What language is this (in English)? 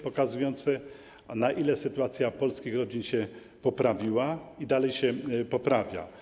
Polish